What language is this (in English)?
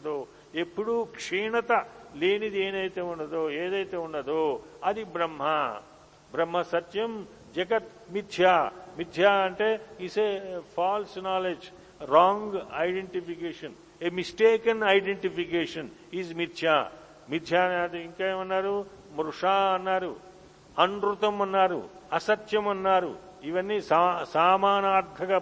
Telugu